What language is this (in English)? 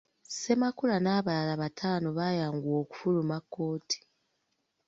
Ganda